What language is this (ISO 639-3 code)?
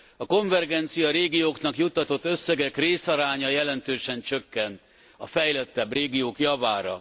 hun